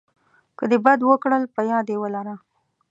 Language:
Pashto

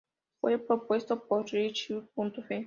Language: Spanish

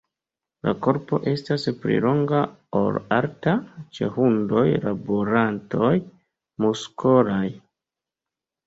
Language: Esperanto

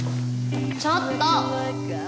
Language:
Japanese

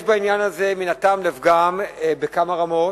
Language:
Hebrew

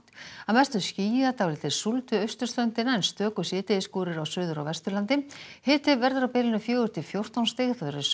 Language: Icelandic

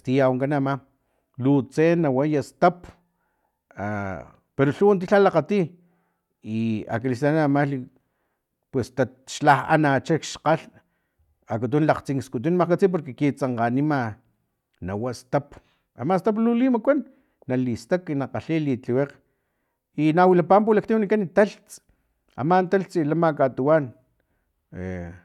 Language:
Filomena Mata-Coahuitlán Totonac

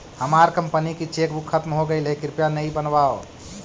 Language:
Magahi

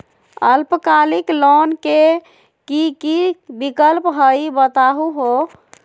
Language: Magahi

